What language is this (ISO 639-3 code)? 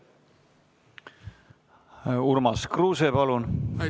est